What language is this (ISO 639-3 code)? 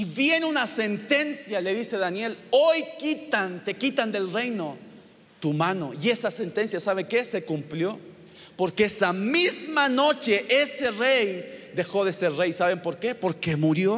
spa